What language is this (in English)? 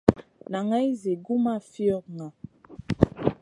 Masana